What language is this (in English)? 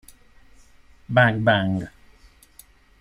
Italian